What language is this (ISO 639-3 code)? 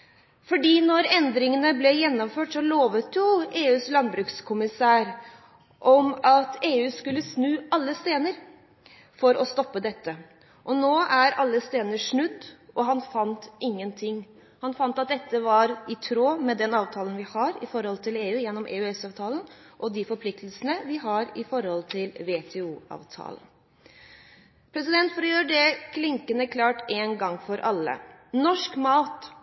nob